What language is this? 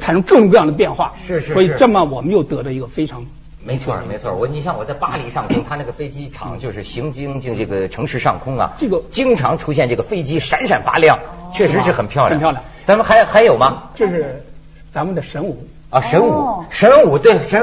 Chinese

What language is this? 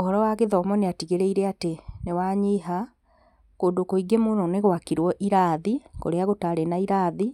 Kikuyu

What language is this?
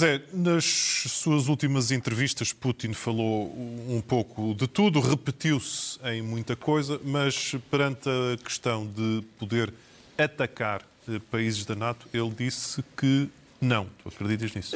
Portuguese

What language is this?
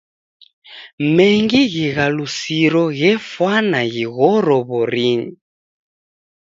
Taita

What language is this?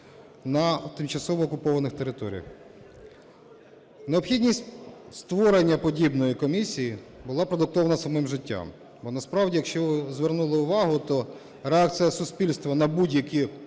Ukrainian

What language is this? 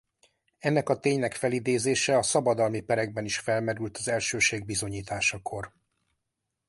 Hungarian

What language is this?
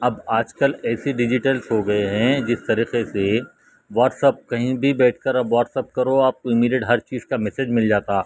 Urdu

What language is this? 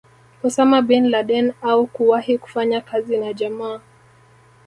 Swahili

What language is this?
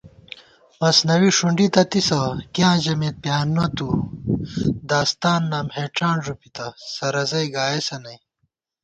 Gawar-Bati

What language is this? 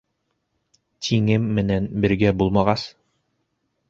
Bashkir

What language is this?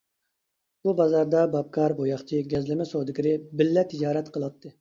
Uyghur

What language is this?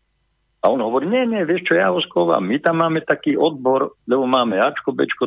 Slovak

